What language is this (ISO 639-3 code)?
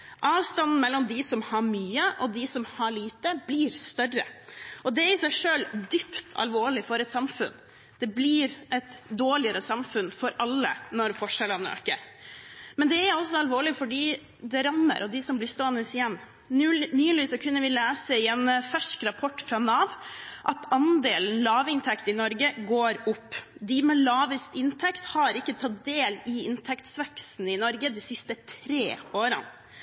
nob